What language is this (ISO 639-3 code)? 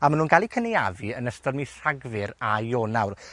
cym